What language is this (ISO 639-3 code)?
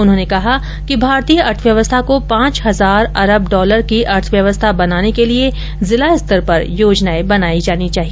hin